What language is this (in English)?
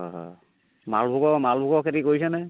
Assamese